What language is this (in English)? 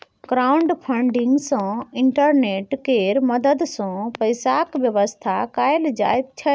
Maithili